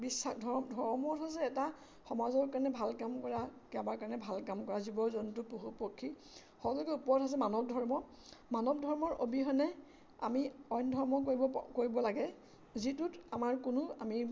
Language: Assamese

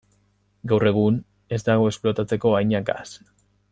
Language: Basque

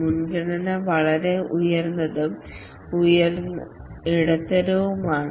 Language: Malayalam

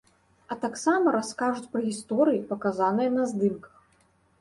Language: Belarusian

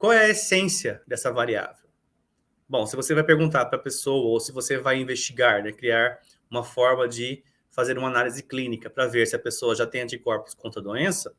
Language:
Portuguese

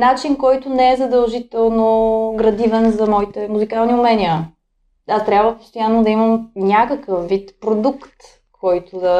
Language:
Bulgarian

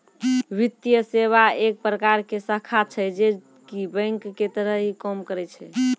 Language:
Maithili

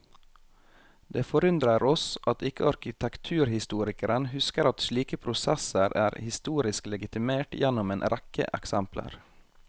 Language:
Norwegian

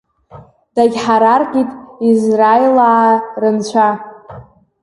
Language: Abkhazian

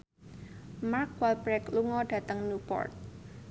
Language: Javanese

